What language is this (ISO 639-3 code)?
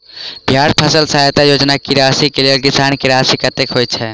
mai